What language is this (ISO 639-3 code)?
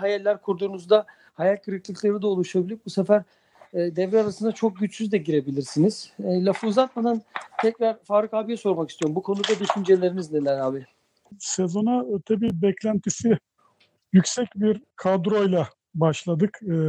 tur